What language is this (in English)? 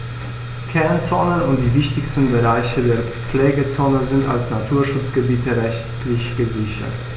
German